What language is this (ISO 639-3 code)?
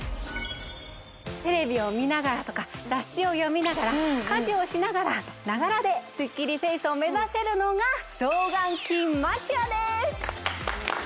jpn